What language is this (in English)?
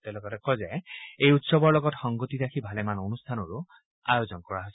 Assamese